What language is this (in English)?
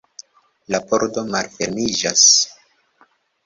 Esperanto